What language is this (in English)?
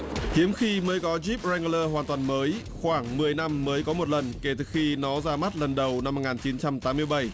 Vietnamese